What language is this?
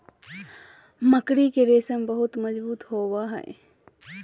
Magahi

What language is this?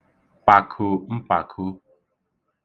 Igbo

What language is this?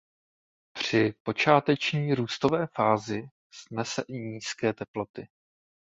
Czech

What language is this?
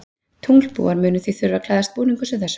Icelandic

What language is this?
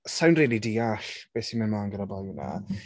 Welsh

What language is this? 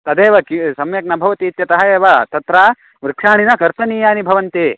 Sanskrit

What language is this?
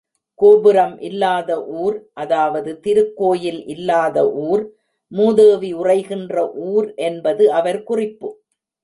Tamil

